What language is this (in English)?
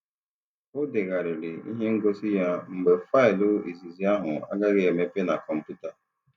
Igbo